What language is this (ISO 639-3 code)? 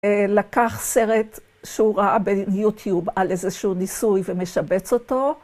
heb